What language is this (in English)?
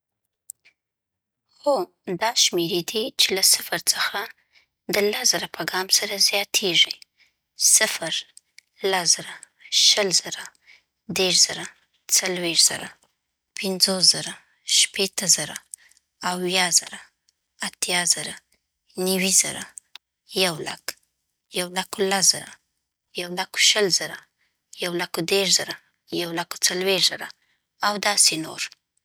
Southern Pashto